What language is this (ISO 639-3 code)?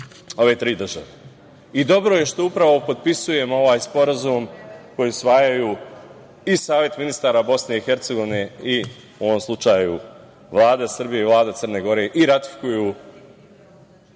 srp